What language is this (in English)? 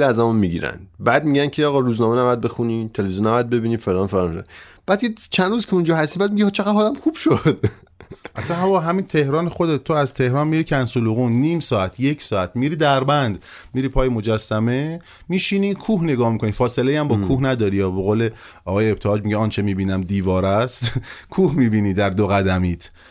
Persian